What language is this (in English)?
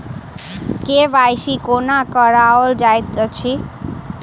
Maithili